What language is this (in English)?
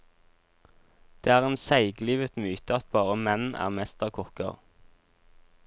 Norwegian